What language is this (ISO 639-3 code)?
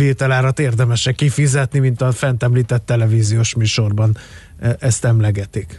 hun